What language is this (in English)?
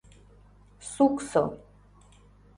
Mari